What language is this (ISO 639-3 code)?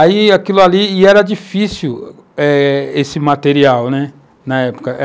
por